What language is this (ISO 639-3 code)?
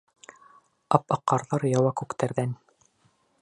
bak